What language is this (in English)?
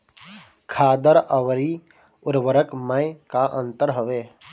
Bhojpuri